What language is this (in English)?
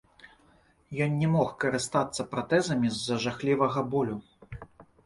Belarusian